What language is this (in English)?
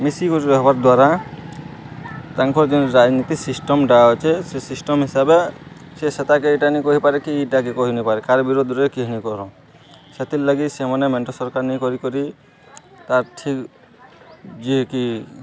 Odia